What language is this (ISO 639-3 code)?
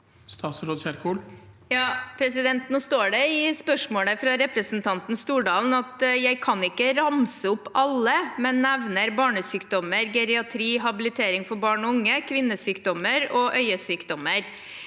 nor